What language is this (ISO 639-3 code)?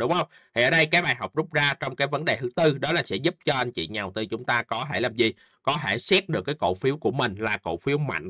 vie